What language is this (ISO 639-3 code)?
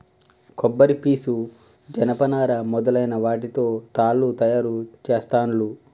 tel